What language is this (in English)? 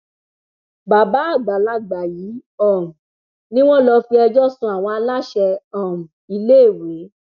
Yoruba